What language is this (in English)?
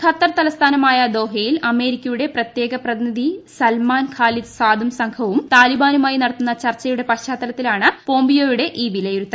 Malayalam